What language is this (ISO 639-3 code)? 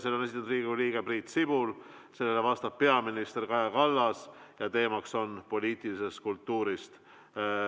est